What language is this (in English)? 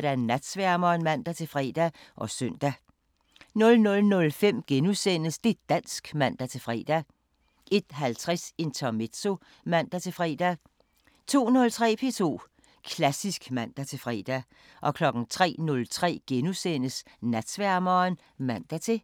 Danish